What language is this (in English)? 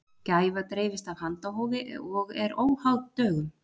Icelandic